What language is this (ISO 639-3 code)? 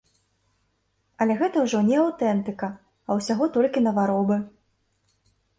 bel